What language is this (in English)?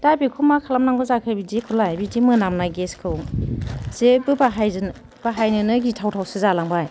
Bodo